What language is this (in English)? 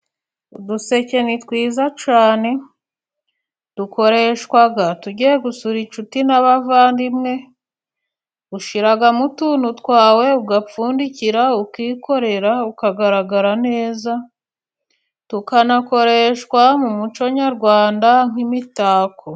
Kinyarwanda